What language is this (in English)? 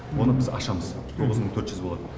Kazakh